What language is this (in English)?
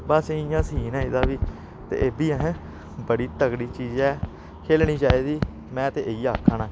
Dogri